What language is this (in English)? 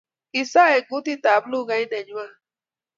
Kalenjin